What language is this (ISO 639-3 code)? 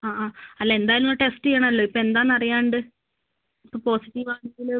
mal